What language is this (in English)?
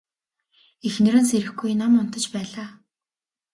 Mongolian